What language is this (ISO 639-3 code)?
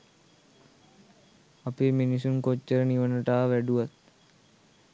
sin